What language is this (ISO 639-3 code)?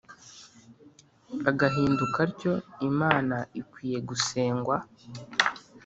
kin